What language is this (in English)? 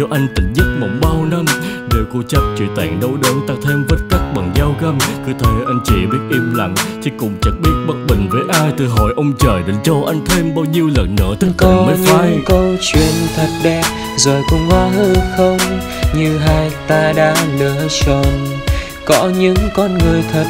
Vietnamese